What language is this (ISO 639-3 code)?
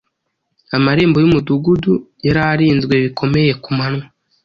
kin